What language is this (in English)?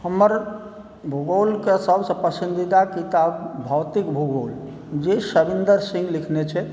Maithili